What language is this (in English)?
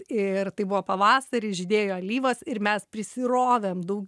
Lithuanian